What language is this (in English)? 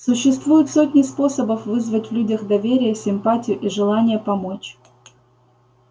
Russian